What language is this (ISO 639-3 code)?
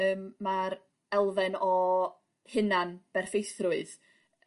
cym